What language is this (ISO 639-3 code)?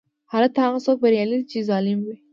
pus